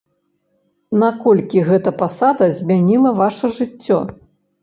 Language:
Belarusian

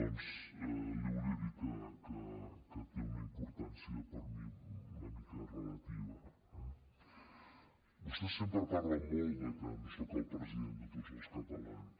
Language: Catalan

